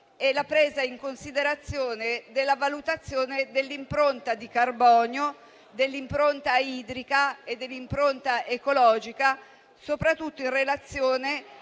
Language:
Italian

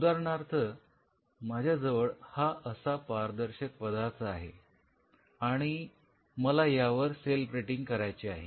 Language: Marathi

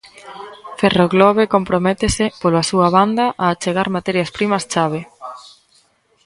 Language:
Galician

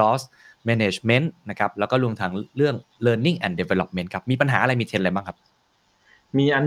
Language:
Thai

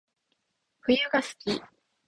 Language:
Japanese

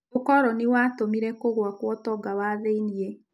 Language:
Kikuyu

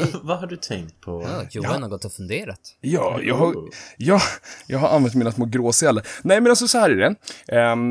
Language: Swedish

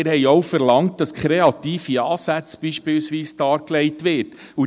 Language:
Swiss German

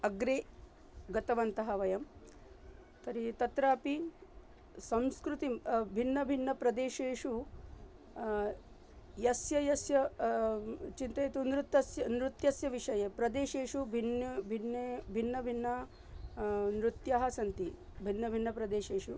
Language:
Sanskrit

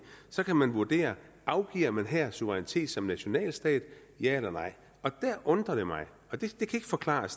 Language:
Danish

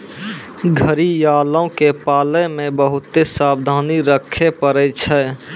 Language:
Maithili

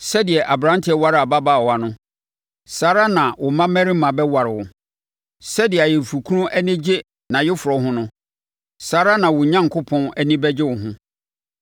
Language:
Akan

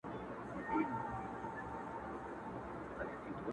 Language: Pashto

